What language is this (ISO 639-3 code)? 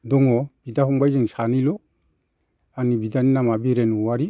brx